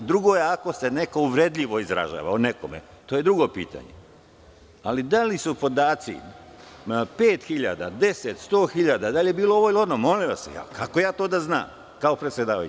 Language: Serbian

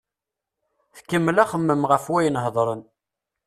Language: Kabyle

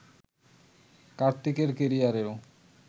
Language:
Bangla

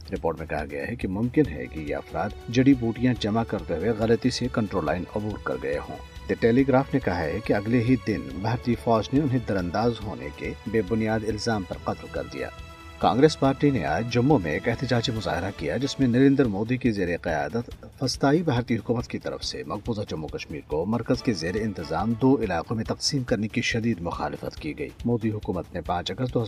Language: Urdu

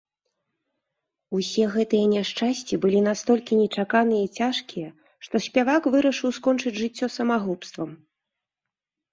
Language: Belarusian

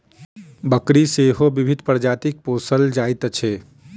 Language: Maithili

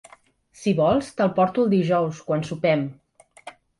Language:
Catalan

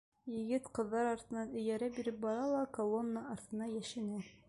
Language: Bashkir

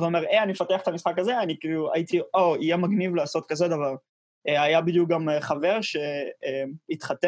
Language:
Hebrew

